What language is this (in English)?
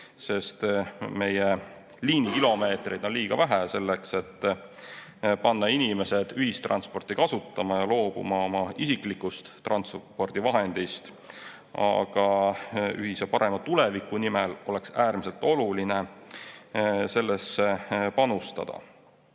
Estonian